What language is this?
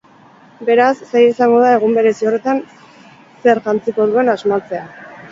Basque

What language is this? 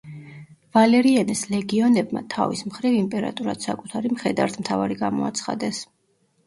Georgian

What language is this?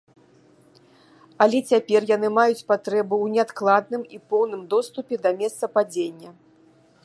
Belarusian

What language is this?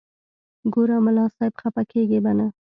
Pashto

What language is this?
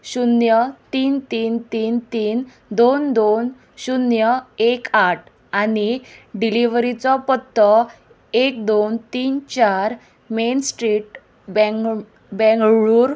Konkani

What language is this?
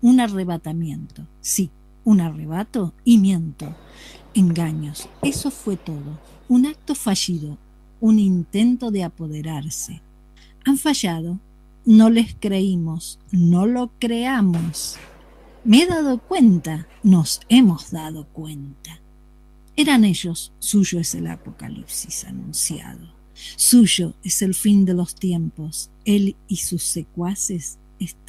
Spanish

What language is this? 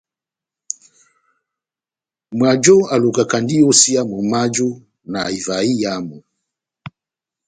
Batanga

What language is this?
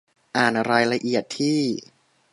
Thai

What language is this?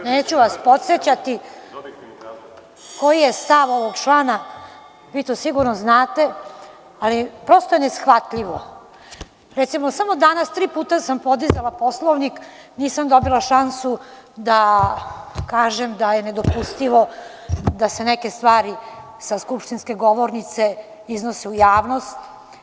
Serbian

